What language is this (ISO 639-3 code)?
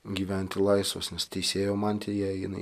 lit